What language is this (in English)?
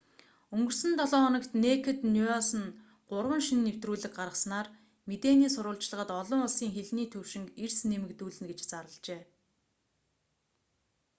Mongolian